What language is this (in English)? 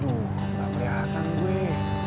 Indonesian